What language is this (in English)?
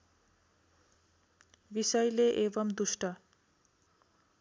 Nepali